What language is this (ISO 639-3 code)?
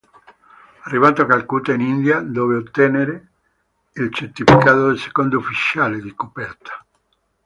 ita